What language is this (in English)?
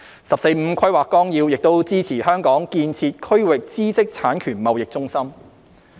Cantonese